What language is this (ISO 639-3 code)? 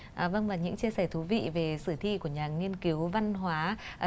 vie